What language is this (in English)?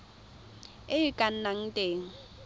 Tswana